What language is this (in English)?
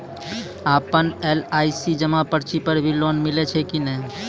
Maithili